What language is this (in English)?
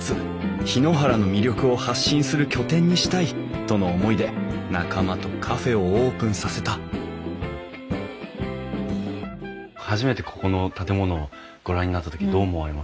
Japanese